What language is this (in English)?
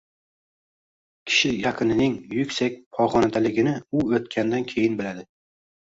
Uzbek